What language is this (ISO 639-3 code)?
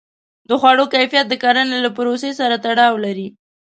pus